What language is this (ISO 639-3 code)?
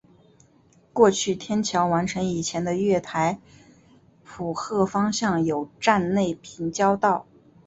zho